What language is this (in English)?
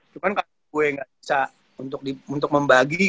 Indonesian